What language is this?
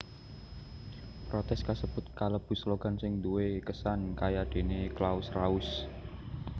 Javanese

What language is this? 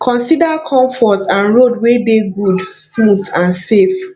Nigerian Pidgin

